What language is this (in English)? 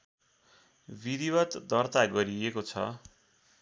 Nepali